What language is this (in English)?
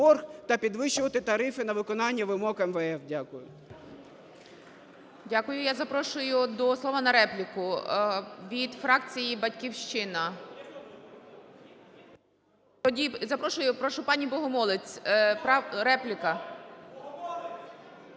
Ukrainian